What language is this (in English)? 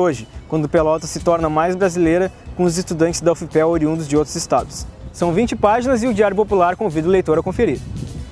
Portuguese